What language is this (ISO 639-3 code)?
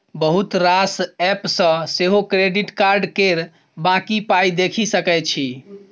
mai